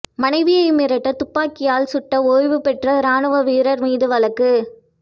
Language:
Tamil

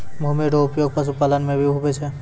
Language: Maithili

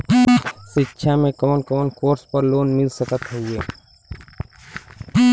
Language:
Bhojpuri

